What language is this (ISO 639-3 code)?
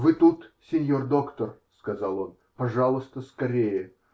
rus